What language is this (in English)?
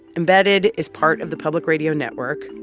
English